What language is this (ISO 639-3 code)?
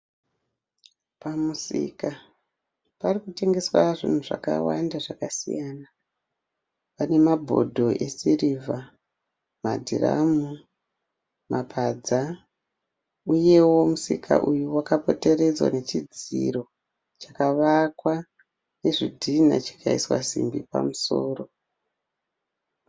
sna